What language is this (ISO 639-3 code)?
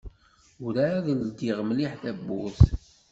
kab